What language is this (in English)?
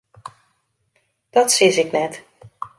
Western Frisian